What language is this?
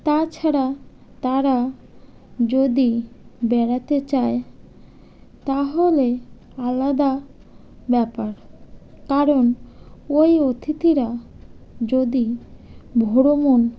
Bangla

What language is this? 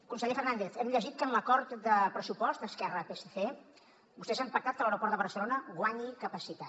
Catalan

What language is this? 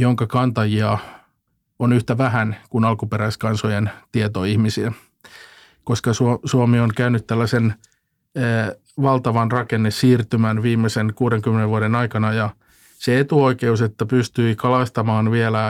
Finnish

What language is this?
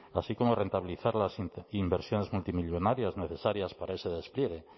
Spanish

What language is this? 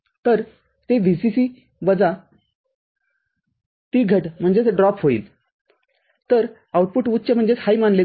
Marathi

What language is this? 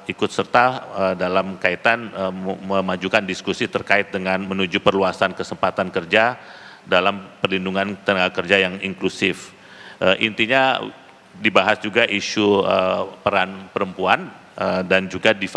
Indonesian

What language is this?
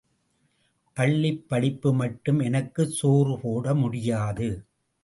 Tamil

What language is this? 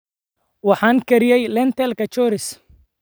Somali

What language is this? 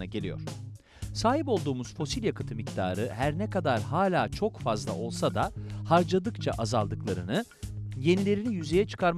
Turkish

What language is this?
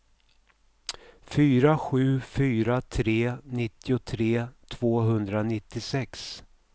Swedish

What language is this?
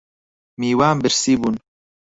Central Kurdish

